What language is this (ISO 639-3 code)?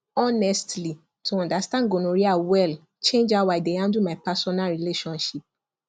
pcm